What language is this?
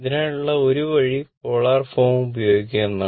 Malayalam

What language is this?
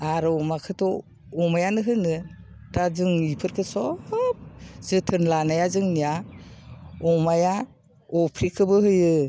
Bodo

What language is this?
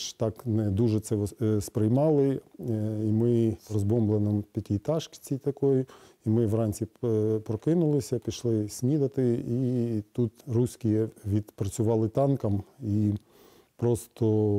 Ukrainian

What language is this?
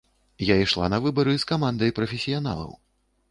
Belarusian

